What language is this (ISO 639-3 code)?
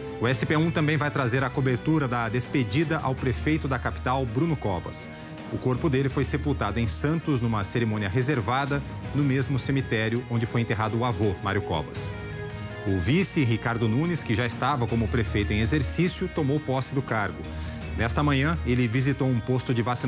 por